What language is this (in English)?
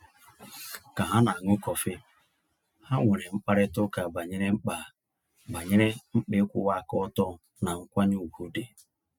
Igbo